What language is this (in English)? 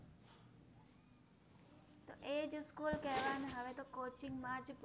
Gujarati